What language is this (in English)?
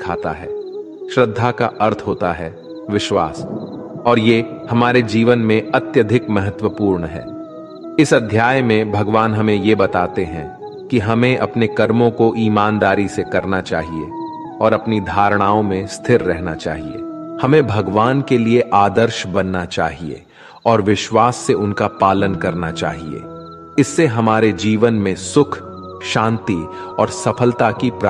Hindi